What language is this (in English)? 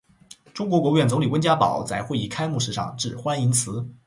Chinese